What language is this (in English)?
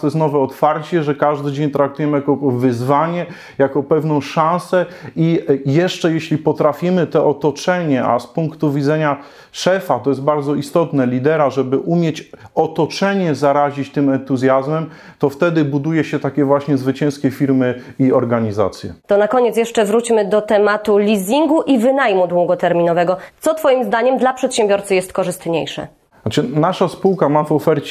Polish